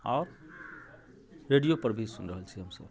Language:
Maithili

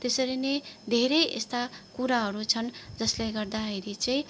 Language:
Nepali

